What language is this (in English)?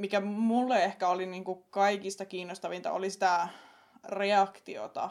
Finnish